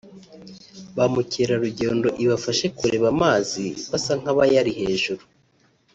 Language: Kinyarwanda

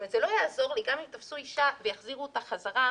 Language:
Hebrew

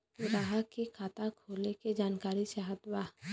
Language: Bhojpuri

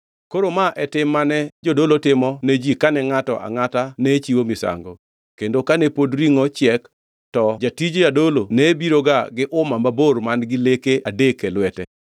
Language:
Luo (Kenya and Tanzania)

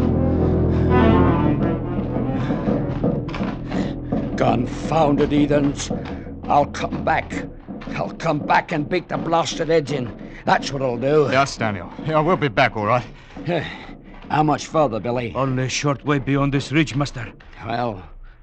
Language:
English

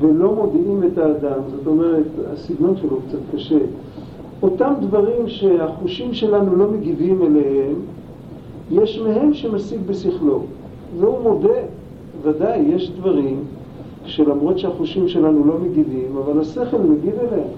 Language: Hebrew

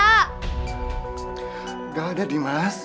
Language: Indonesian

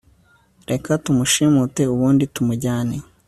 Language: Kinyarwanda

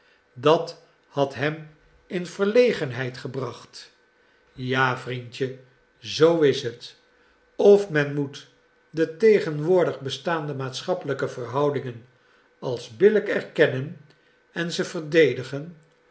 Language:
Dutch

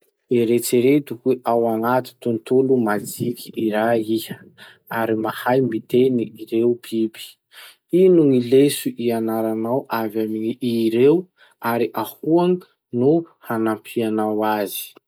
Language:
Masikoro Malagasy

